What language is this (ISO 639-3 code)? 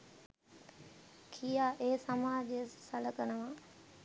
sin